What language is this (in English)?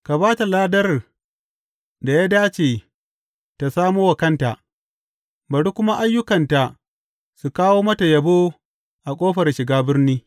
Hausa